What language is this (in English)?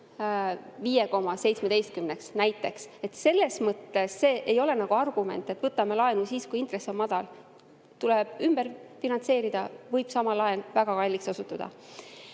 Estonian